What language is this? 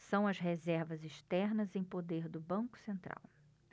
Portuguese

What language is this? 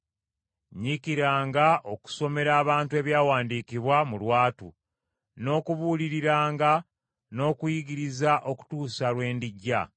Ganda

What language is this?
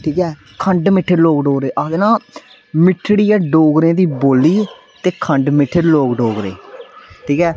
Dogri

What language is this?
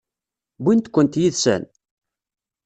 Kabyle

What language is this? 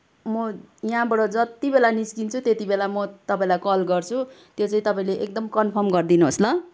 Nepali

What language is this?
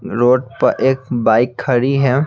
Hindi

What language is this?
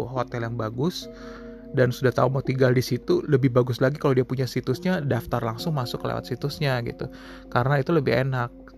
Indonesian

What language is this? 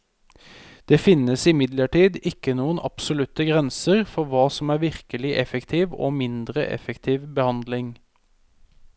Norwegian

